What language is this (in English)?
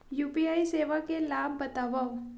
Chhattisgarhi